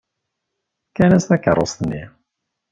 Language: Kabyle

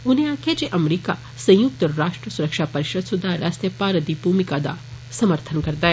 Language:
Dogri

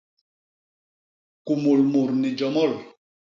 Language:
Basaa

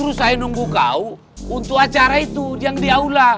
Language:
Indonesian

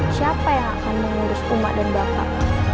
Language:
Indonesian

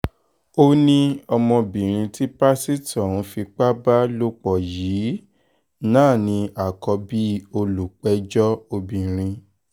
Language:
Yoruba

